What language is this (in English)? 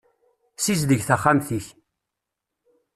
Kabyle